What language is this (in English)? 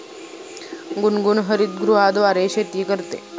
Marathi